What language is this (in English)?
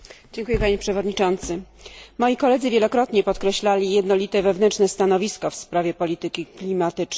Polish